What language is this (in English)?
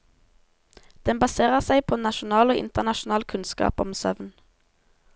Norwegian